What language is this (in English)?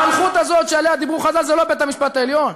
Hebrew